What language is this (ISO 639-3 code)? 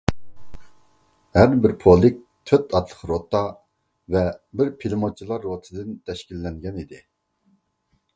uig